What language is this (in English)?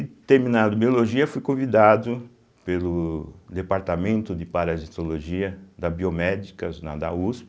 Portuguese